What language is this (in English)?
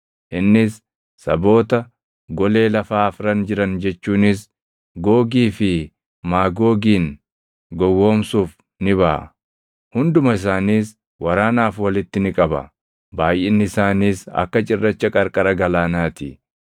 Oromo